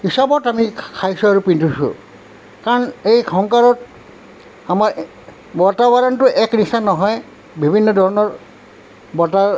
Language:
Assamese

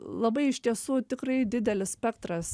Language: Lithuanian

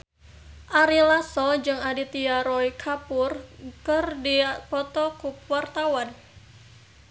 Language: Sundanese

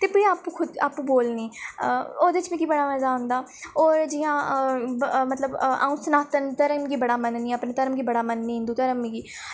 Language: Dogri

